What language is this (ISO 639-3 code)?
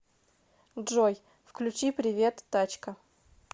rus